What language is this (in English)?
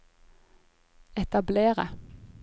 Norwegian